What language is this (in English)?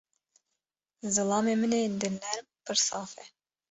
Kurdish